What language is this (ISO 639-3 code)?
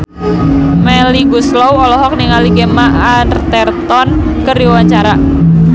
sun